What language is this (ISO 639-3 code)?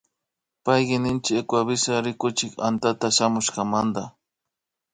qvi